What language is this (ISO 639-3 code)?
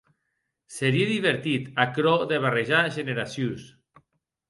oci